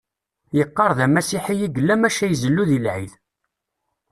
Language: Kabyle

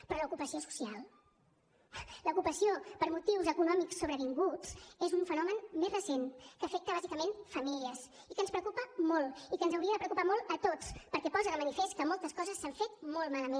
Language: Catalan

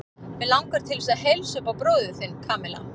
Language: Icelandic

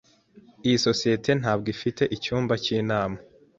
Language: Kinyarwanda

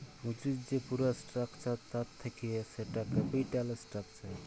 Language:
Bangla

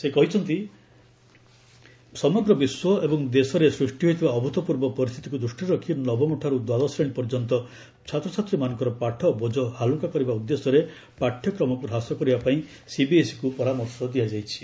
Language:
Odia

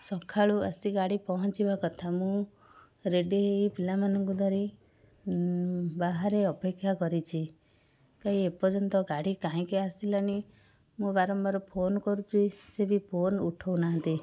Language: Odia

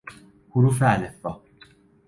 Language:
Persian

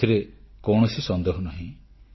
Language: Odia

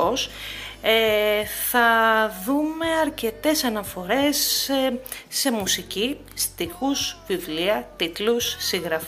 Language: Greek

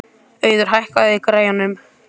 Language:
Icelandic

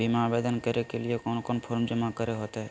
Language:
Magahi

